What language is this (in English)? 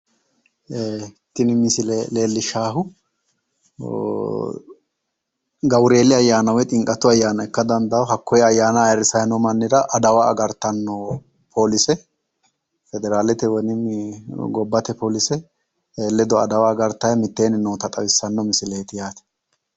Sidamo